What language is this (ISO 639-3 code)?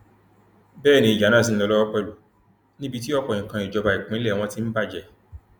yor